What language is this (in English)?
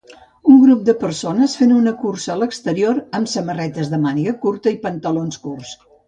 Catalan